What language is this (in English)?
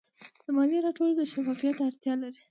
Pashto